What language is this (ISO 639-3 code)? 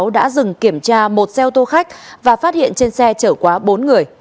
vie